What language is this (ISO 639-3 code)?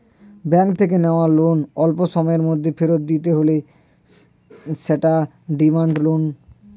ben